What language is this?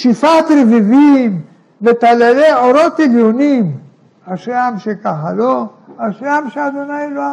Hebrew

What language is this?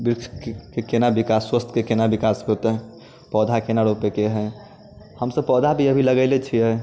Maithili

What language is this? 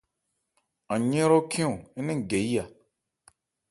Ebrié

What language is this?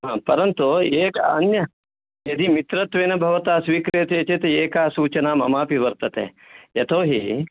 Sanskrit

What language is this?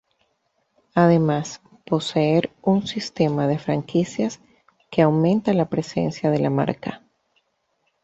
Spanish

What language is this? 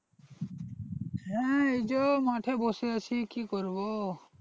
Bangla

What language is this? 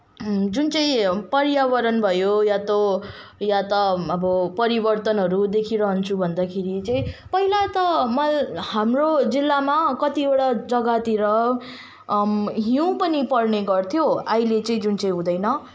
Nepali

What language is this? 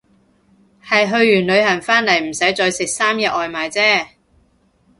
Cantonese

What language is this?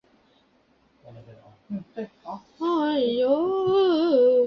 Chinese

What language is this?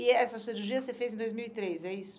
Portuguese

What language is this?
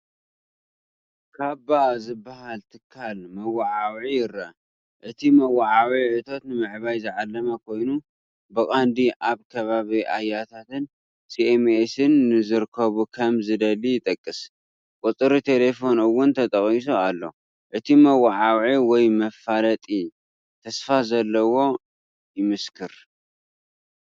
Tigrinya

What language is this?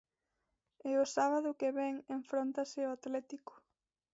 Galician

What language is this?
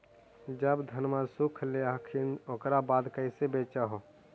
Magahi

